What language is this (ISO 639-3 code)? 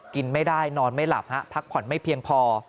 tha